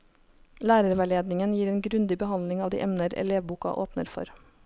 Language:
Norwegian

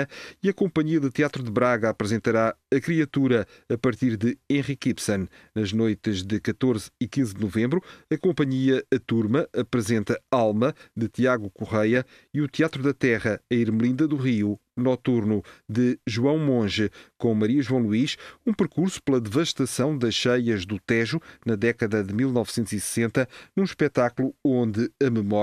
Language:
Portuguese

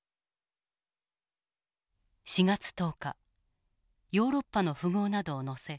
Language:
Japanese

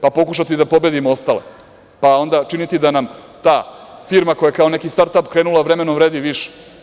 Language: Serbian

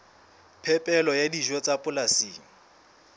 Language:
Southern Sotho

